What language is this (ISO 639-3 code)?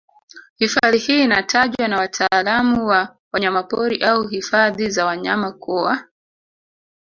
swa